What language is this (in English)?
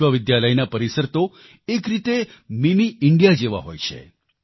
Gujarati